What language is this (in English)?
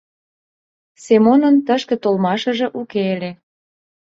Mari